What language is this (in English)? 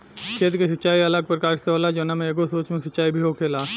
Bhojpuri